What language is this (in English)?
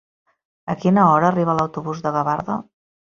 Catalan